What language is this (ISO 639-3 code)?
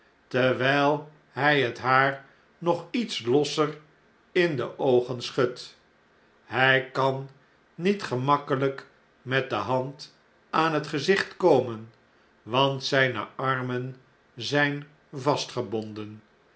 nld